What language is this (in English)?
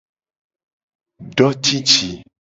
Gen